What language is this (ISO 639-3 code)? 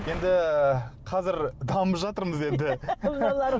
kaz